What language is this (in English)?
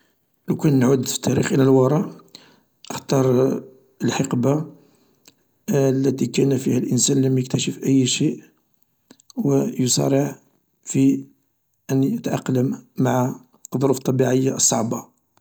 Algerian Arabic